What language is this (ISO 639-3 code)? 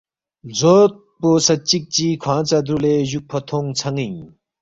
bft